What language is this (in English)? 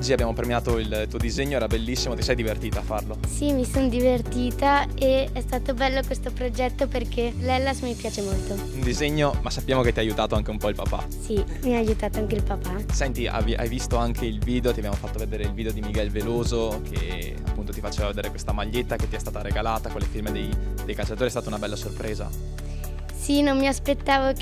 Italian